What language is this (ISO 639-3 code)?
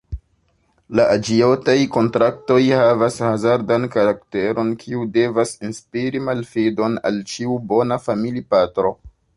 epo